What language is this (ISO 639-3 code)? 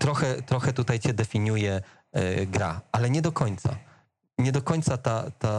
pol